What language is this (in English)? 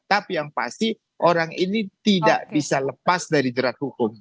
Indonesian